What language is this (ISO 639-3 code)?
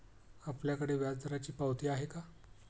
mar